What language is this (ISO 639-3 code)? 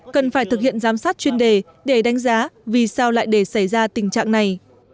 vie